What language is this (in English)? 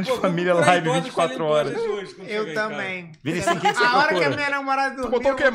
Portuguese